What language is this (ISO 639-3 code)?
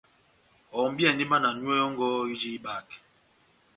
bnm